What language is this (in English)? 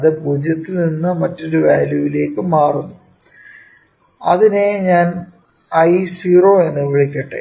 Malayalam